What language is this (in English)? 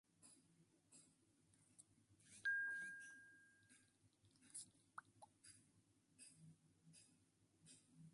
Spanish